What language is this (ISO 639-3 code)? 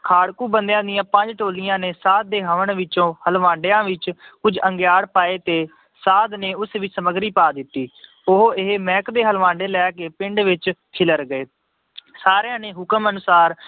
pan